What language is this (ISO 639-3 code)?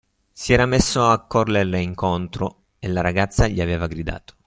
ita